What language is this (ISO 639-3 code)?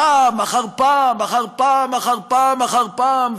heb